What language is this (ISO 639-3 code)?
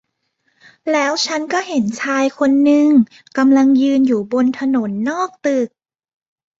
tha